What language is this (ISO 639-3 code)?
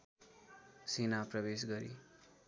nep